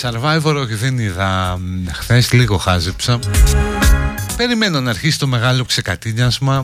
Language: Greek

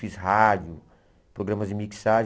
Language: Portuguese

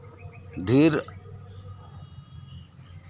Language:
Santali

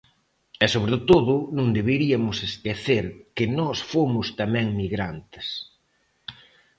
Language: Galician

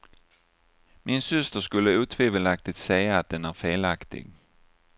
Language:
Swedish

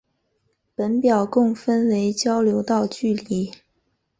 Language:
Chinese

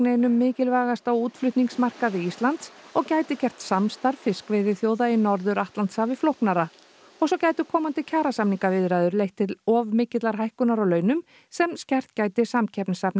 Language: Icelandic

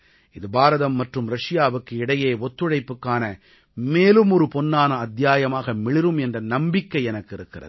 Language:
Tamil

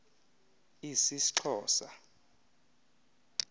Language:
Xhosa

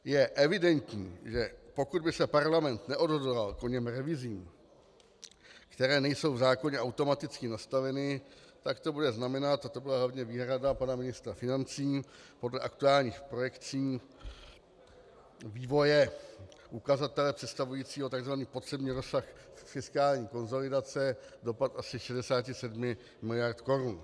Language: Czech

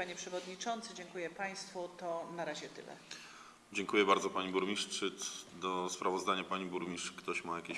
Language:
Polish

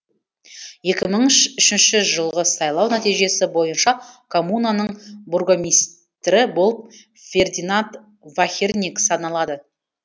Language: Kazakh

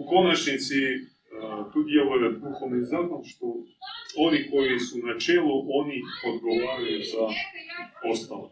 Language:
Croatian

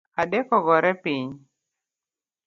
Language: Luo (Kenya and Tanzania)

